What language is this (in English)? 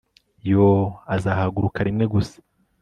Kinyarwanda